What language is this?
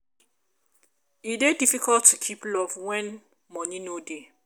Nigerian Pidgin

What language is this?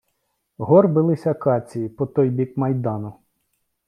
Ukrainian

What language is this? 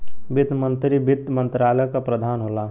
Bhojpuri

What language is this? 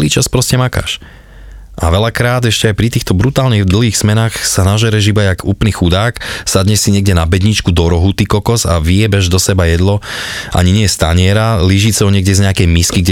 Slovak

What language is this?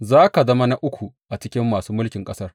Hausa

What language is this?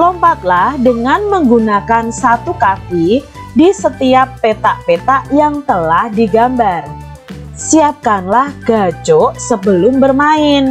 Indonesian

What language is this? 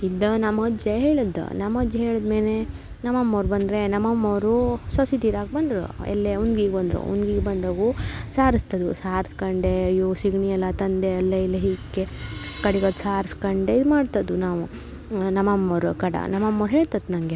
Kannada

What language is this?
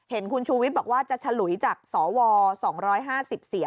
Thai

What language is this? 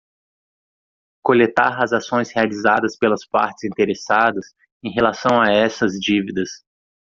Portuguese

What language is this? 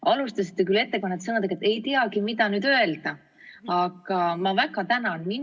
Estonian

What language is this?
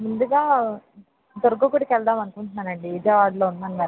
Telugu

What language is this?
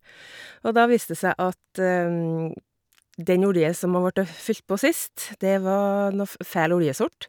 Norwegian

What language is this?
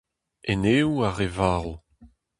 Breton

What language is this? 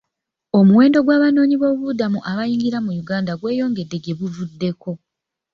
Ganda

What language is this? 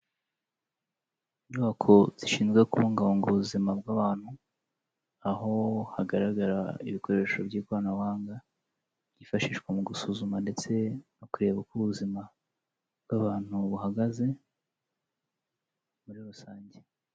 Kinyarwanda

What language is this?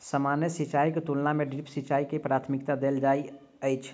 Maithili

